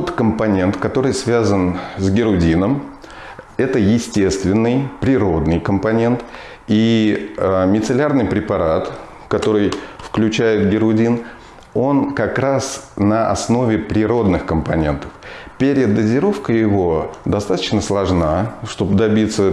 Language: Russian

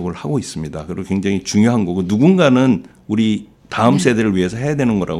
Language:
Korean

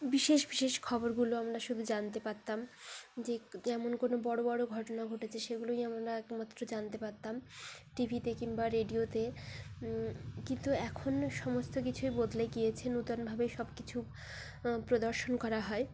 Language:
Bangla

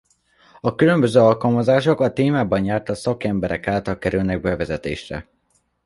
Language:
Hungarian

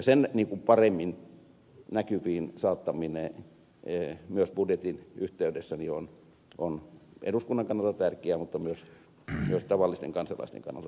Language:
Finnish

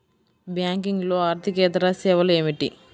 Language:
Telugu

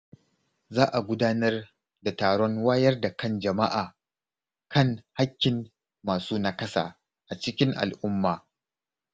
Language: Hausa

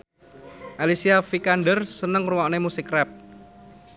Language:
Javanese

